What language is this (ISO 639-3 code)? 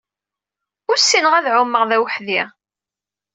kab